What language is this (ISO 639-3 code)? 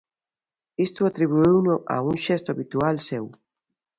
glg